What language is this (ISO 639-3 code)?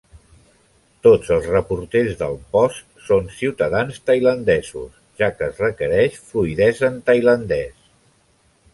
cat